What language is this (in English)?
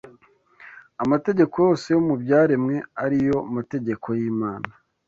Kinyarwanda